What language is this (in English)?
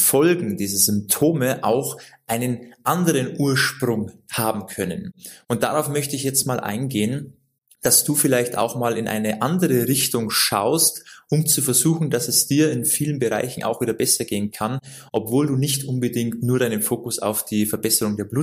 German